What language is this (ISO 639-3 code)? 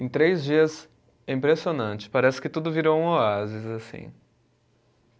por